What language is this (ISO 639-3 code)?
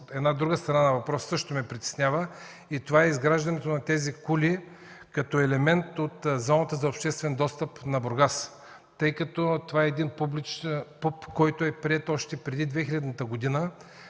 bul